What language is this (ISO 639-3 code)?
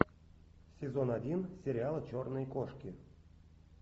rus